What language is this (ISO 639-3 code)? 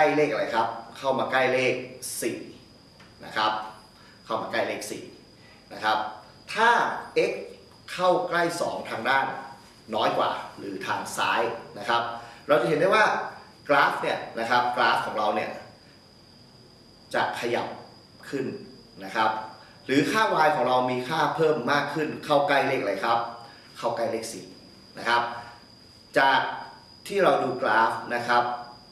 tha